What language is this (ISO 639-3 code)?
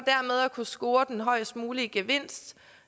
dan